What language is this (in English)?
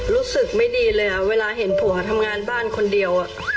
Thai